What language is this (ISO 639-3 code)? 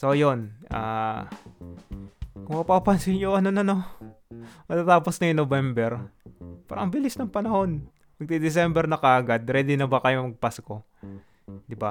fil